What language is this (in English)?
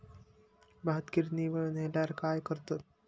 Marathi